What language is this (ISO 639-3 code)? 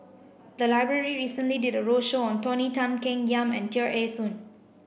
eng